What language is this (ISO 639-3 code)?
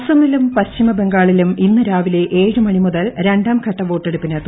mal